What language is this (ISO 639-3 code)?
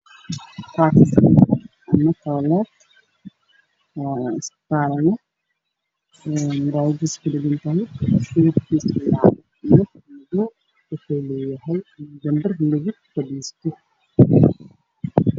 som